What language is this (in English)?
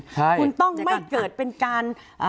Thai